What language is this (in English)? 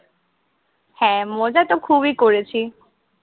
Bangla